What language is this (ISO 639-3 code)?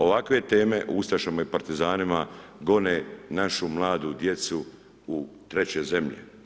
hrv